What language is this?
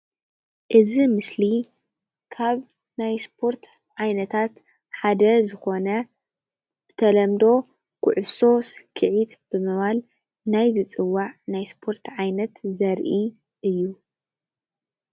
Tigrinya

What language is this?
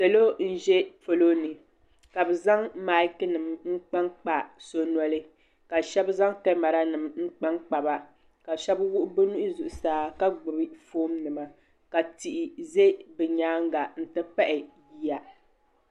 Dagbani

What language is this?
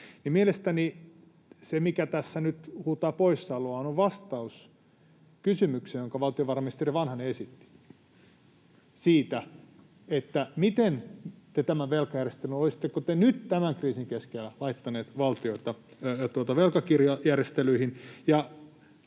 Finnish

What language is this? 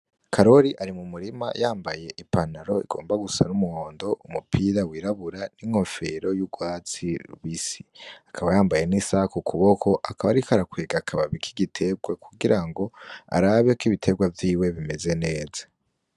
Rundi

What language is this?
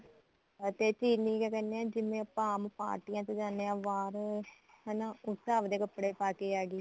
Punjabi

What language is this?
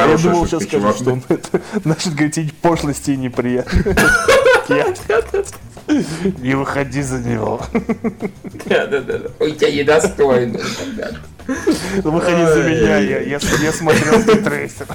Russian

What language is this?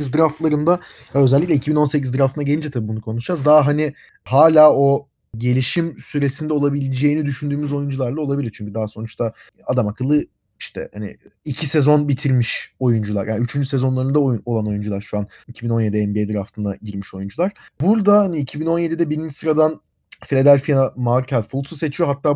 Turkish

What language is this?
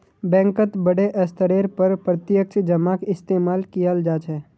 Magahi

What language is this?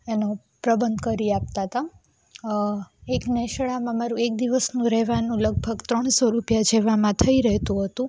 Gujarati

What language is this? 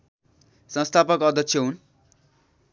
Nepali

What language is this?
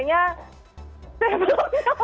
Indonesian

